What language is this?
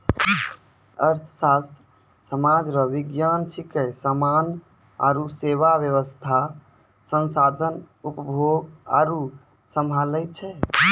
Maithili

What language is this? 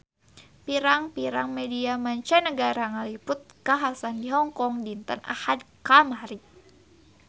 Sundanese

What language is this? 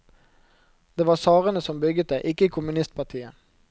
Norwegian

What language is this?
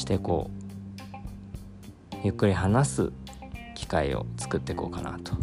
Japanese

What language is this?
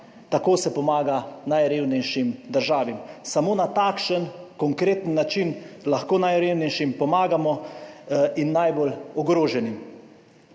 Slovenian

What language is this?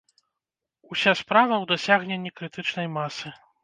Belarusian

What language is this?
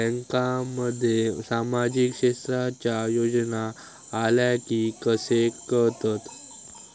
Marathi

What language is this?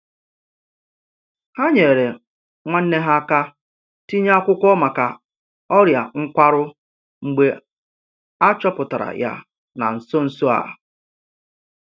Igbo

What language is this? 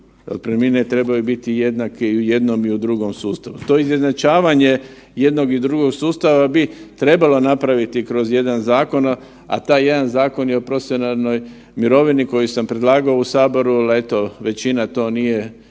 Croatian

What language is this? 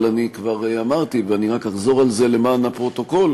Hebrew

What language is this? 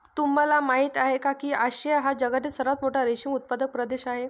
Marathi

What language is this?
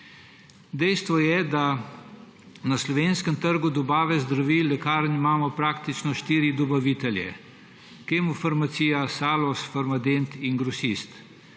Slovenian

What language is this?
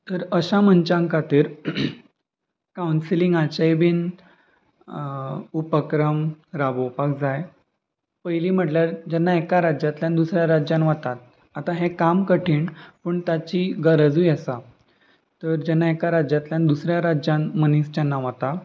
Konkani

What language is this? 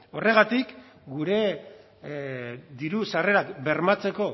Basque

